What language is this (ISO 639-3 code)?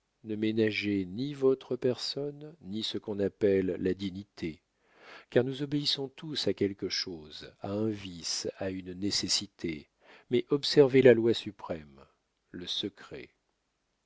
fra